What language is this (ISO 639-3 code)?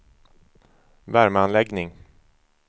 swe